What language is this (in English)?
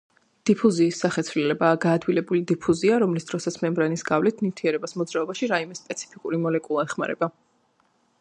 Georgian